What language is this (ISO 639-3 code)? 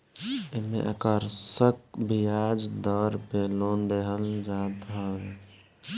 bho